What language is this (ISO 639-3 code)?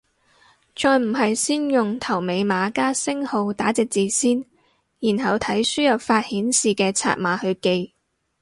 yue